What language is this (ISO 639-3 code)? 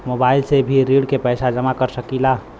bho